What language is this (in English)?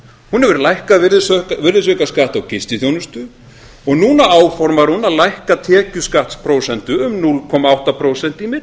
Icelandic